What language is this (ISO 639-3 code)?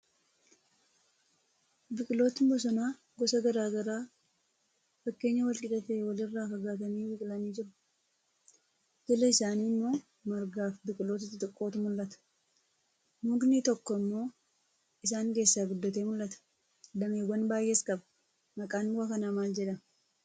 orm